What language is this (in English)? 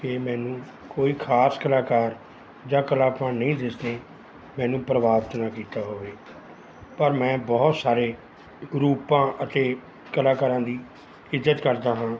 Punjabi